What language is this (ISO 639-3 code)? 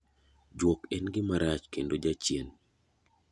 luo